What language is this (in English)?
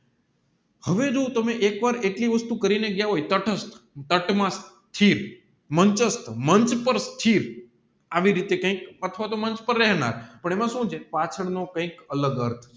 Gujarati